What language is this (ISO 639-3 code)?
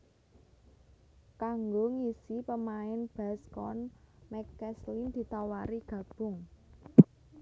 jav